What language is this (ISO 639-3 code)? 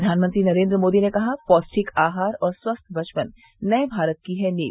hin